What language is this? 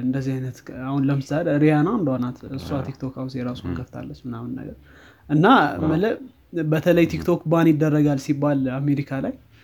Amharic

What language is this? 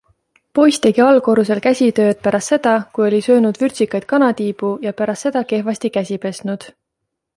Estonian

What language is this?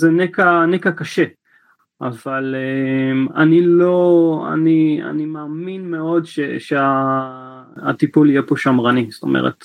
Hebrew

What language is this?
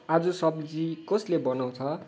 Nepali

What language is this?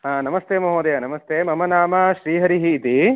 Sanskrit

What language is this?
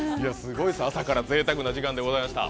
Japanese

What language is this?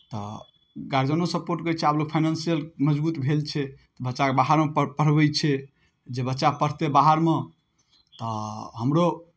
Maithili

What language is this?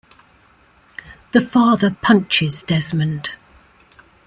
English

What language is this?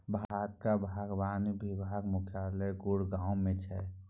Maithili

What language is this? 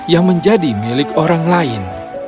Indonesian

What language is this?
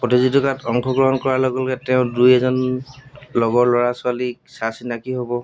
Assamese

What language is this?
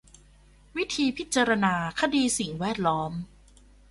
Thai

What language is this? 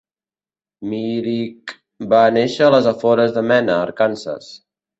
Catalan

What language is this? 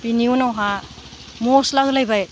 Bodo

